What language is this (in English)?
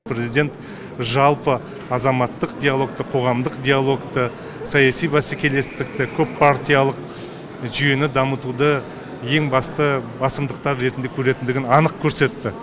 Kazakh